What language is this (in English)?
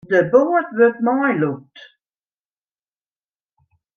Western Frisian